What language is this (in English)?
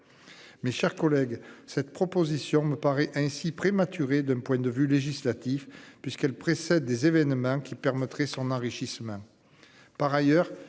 French